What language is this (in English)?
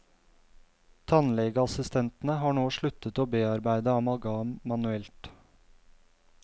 Norwegian